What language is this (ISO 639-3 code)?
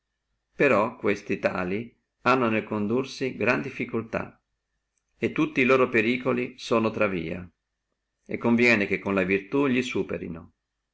ita